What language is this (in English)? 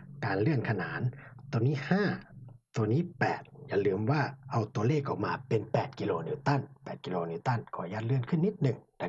Thai